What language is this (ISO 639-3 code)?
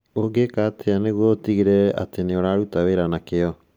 kik